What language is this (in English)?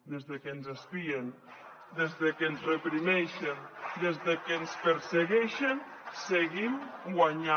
Catalan